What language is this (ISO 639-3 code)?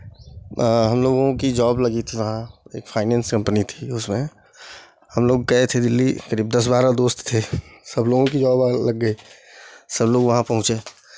hin